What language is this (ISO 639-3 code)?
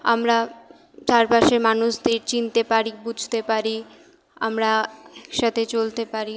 ben